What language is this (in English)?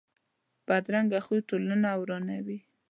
Pashto